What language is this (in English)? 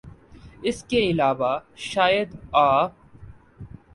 Urdu